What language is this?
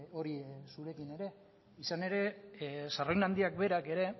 Basque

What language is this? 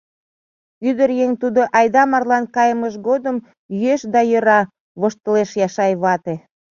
Mari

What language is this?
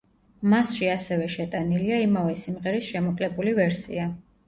Georgian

